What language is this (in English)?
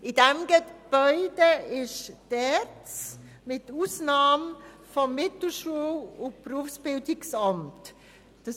Swiss German